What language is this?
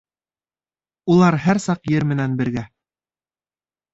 Bashkir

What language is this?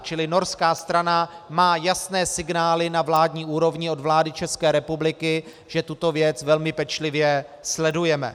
Czech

